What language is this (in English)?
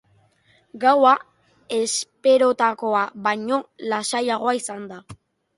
Basque